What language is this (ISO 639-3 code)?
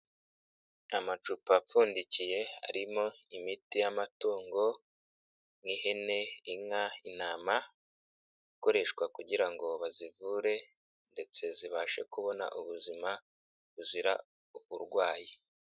kin